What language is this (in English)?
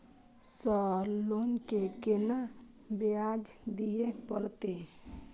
Maithili